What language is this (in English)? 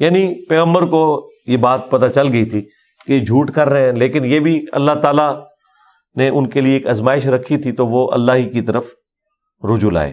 Urdu